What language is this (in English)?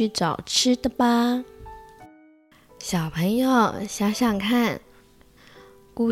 Chinese